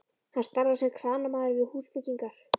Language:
Icelandic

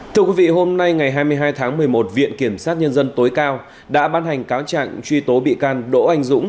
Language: Vietnamese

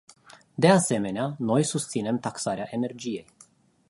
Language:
Romanian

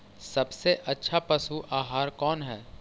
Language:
Magahi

